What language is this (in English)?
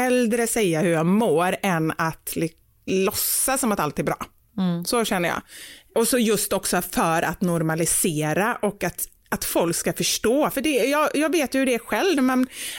Swedish